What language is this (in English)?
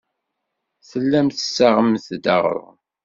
Kabyle